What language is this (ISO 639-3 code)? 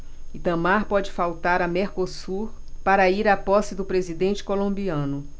por